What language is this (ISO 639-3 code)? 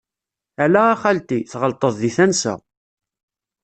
kab